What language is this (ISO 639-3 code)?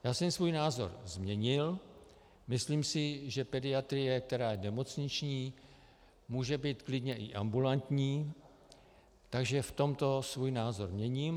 ces